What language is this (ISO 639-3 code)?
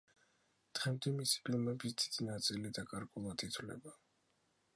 kat